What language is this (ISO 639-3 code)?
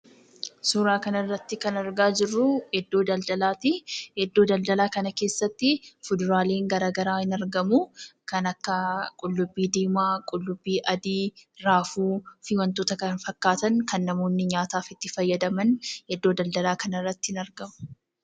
orm